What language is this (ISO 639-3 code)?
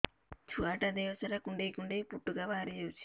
ori